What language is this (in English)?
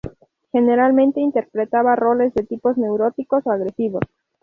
Spanish